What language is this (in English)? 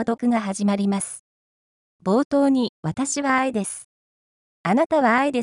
Japanese